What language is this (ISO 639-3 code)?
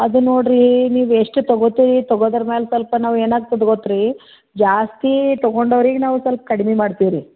kan